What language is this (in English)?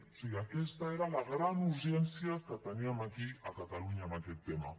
Catalan